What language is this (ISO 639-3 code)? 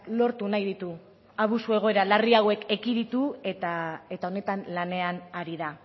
eus